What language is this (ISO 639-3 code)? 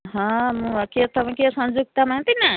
ori